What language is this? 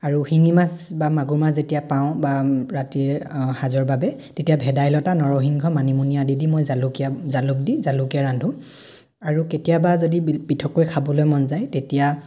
Assamese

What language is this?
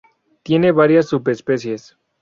Spanish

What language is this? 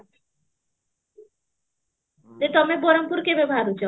Odia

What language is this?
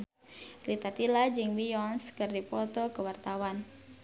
Sundanese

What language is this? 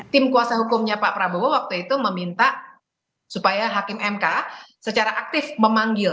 Indonesian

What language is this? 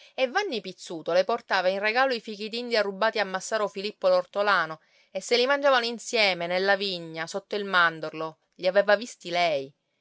Italian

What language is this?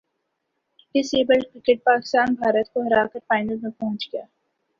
Urdu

